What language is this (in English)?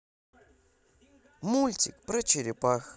Russian